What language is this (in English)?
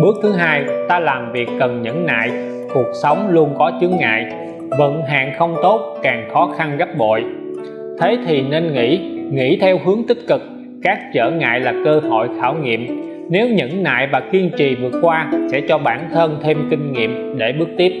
Vietnamese